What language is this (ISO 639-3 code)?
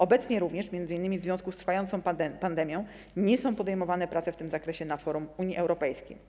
pol